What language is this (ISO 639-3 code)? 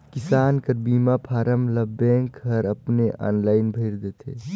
hne